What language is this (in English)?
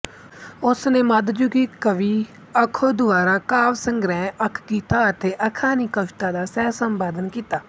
Punjabi